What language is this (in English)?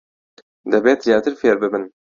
Central Kurdish